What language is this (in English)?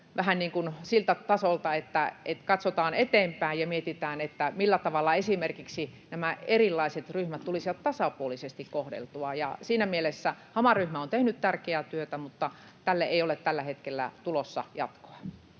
Finnish